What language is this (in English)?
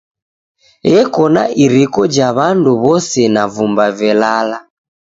Taita